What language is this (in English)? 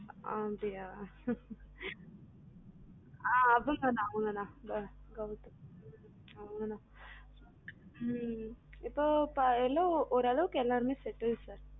Tamil